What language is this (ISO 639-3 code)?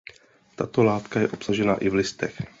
ces